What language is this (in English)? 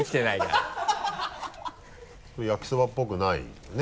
Japanese